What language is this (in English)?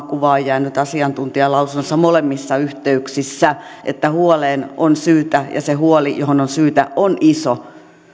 Finnish